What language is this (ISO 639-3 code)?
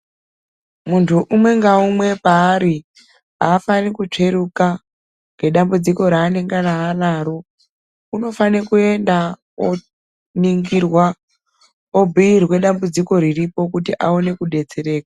ndc